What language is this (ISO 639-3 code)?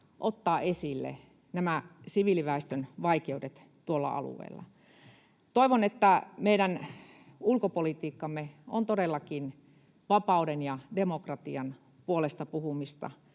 fin